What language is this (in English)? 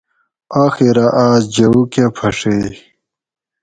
Gawri